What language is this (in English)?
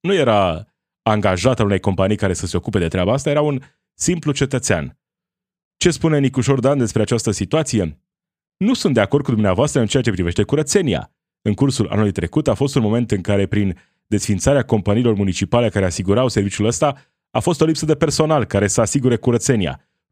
Romanian